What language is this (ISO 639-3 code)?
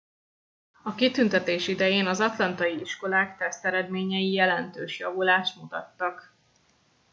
hun